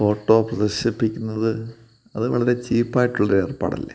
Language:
Malayalam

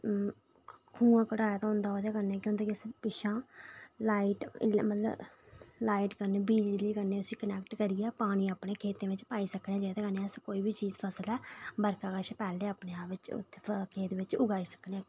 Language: Dogri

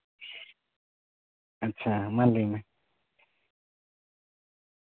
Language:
Santali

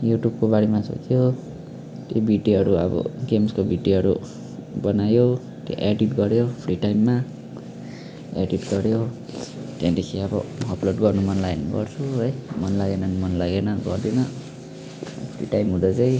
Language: Nepali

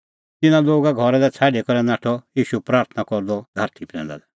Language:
Kullu Pahari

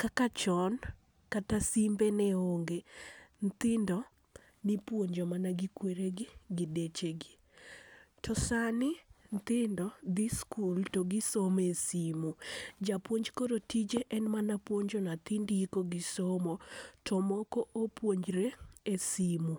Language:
Luo (Kenya and Tanzania)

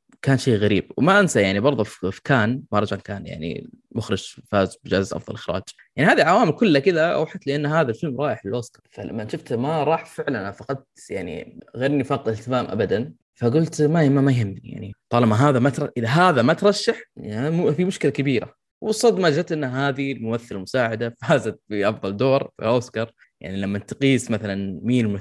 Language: Arabic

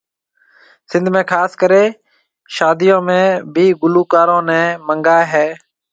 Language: Marwari (Pakistan)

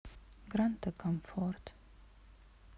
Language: Russian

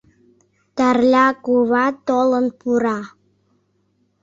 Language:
Mari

